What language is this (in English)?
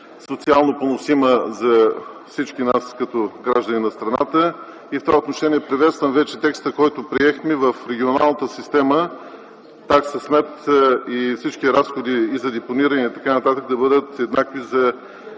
Bulgarian